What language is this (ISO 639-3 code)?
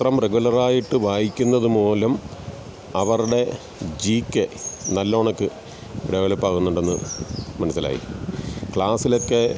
mal